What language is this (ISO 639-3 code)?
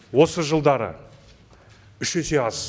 kaz